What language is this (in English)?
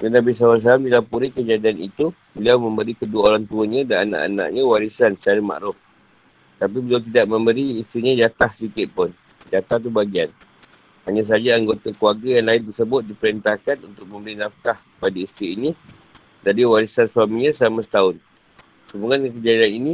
Malay